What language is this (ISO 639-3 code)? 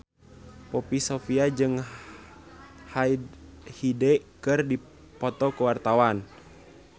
sun